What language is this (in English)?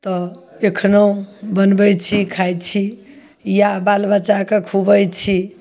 Maithili